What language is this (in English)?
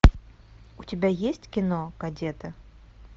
Russian